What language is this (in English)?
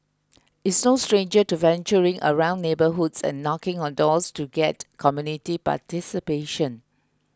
English